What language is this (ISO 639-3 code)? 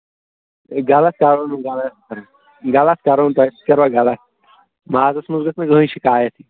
kas